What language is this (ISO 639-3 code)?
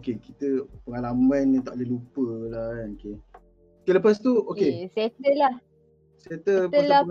msa